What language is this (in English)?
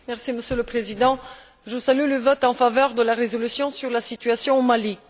French